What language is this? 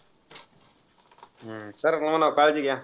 Marathi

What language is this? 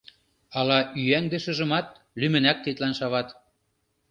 Mari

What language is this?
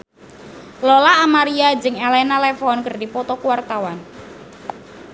Sundanese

